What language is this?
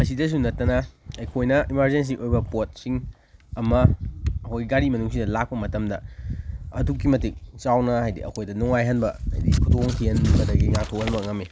Manipuri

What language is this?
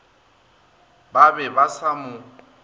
Northern Sotho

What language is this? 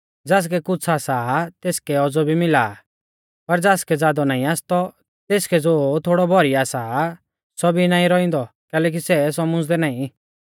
Mahasu Pahari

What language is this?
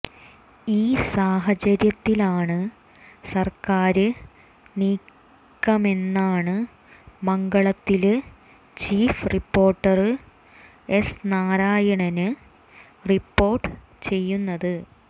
Malayalam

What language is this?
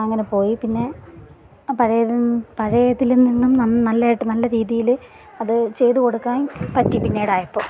Malayalam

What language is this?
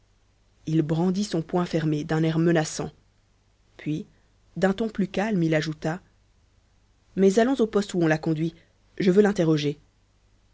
French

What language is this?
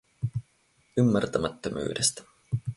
Finnish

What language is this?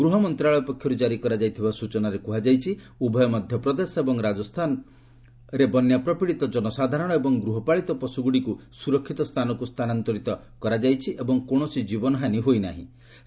Odia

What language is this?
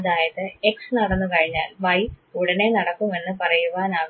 Malayalam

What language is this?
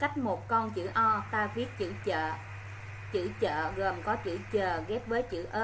Vietnamese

